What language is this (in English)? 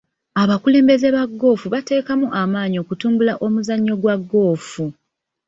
Ganda